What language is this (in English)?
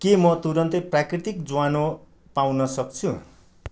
Nepali